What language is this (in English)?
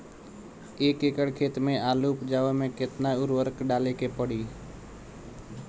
Bhojpuri